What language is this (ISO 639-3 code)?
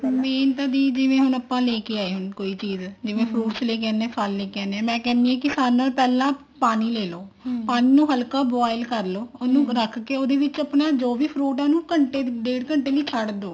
pan